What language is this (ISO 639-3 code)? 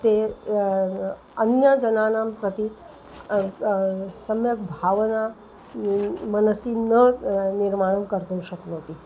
san